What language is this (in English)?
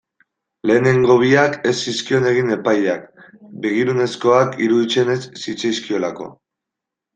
Basque